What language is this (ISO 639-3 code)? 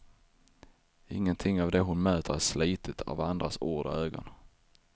swe